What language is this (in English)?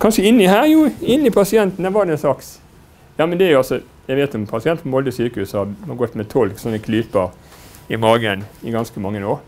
Norwegian